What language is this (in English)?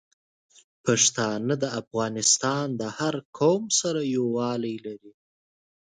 Pashto